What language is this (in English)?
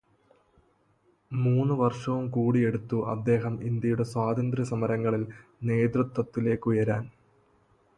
Malayalam